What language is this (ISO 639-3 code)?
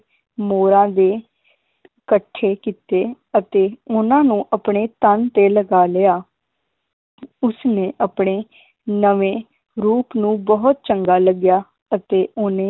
pan